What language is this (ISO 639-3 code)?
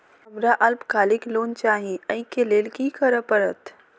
mai